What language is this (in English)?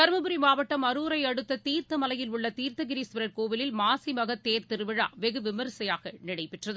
Tamil